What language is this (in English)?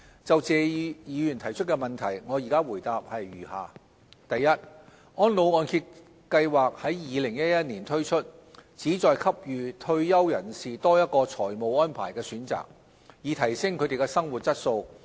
Cantonese